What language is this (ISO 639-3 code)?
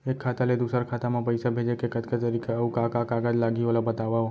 hne